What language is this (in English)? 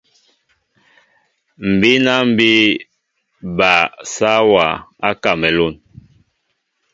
Mbo (Cameroon)